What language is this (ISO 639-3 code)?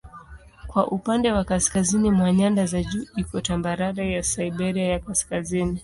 swa